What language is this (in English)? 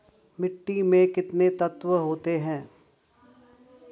Hindi